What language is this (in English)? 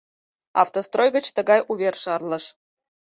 Mari